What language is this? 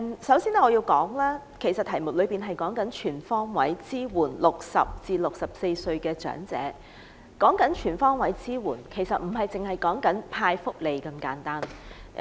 Cantonese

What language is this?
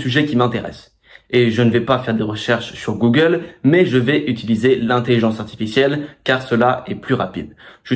French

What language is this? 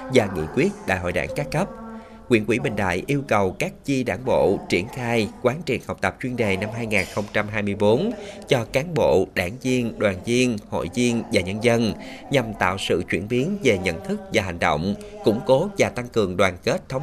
Vietnamese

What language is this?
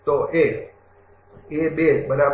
Gujarati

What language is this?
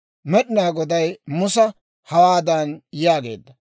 Dawro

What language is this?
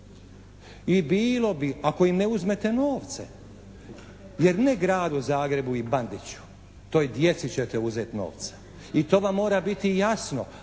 Croatian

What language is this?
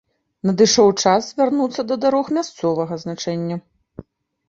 Belarusian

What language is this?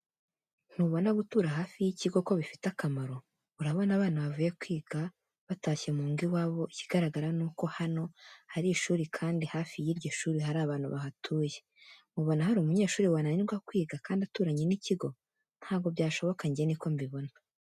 Kinyarwanda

